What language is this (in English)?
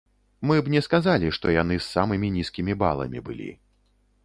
Belarusian